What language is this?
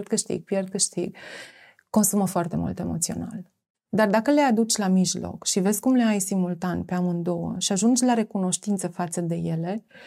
Romanian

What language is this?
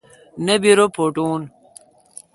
Kalkoti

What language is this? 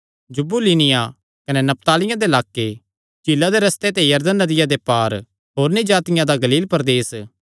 Kangri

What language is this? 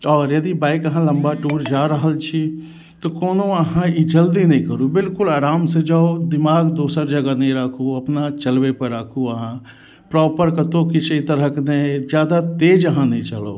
Maithili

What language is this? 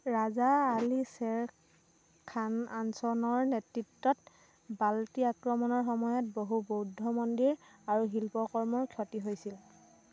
Assamese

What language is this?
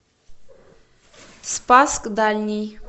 Russian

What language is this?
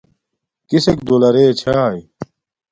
Domaaki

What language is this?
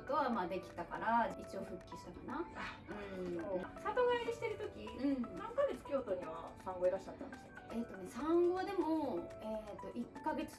Japanese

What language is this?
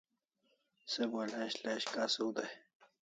Kalasha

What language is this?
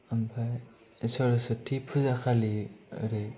Bodo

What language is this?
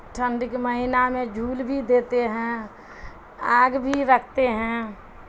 Urdu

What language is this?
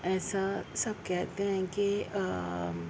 Urdu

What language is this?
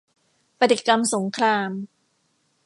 Thai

